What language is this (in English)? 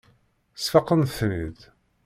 Kabyle